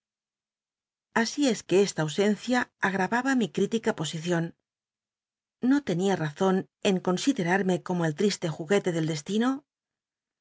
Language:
Spanish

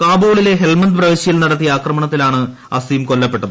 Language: Malayalam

